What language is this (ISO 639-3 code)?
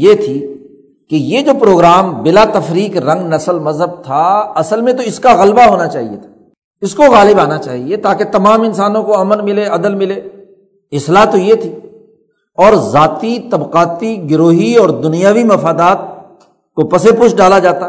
urd